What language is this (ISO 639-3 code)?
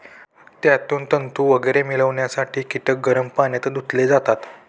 mar